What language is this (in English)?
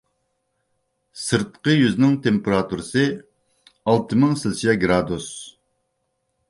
Uyghur